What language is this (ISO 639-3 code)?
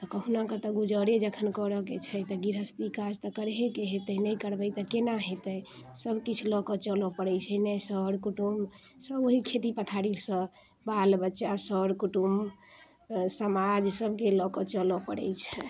mai